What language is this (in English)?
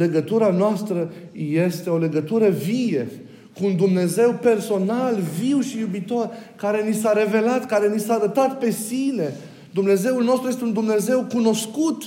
Romanian